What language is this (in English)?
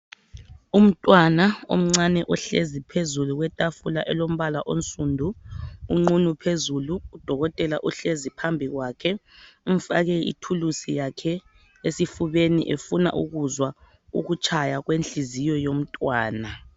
North Ndebele